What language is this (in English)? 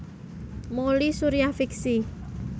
Javanese